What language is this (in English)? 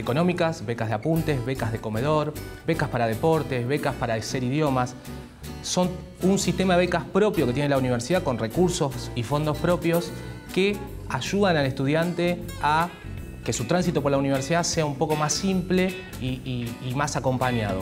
Spanish